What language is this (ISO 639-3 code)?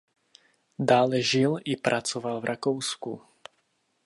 ces